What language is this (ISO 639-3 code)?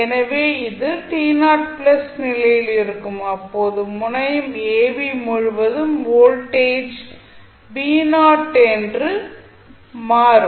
tam